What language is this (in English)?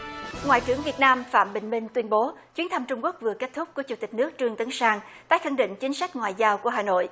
Vietnamese